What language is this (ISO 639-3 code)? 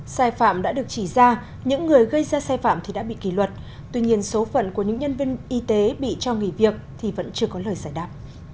vie